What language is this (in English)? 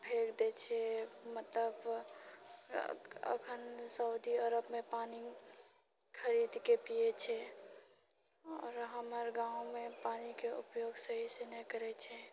Maithili